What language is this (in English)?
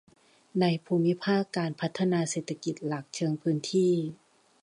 Thai